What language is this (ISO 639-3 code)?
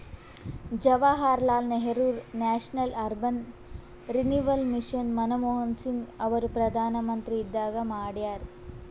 kan